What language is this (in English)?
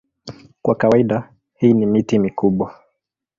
Swahili